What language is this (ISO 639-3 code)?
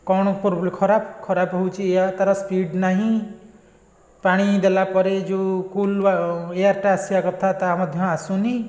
ori